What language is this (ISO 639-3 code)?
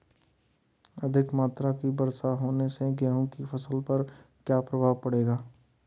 hin